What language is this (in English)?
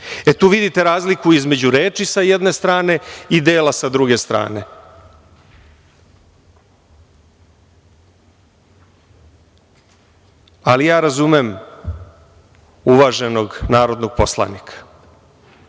Serbian